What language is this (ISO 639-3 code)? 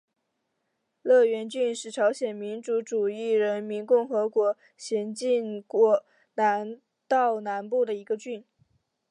zho